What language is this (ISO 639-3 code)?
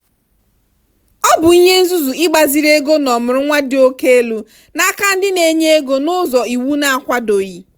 ibo